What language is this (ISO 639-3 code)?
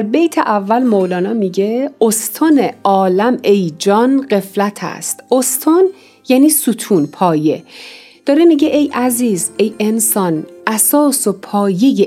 fas